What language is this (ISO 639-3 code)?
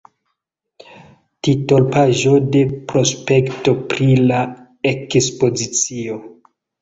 epo